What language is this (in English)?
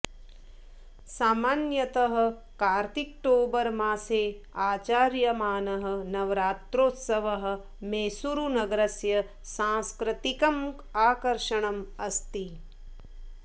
Sanskrit